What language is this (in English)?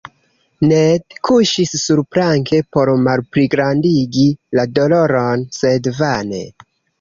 Esperanto